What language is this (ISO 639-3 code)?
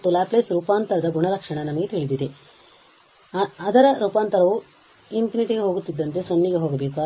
kan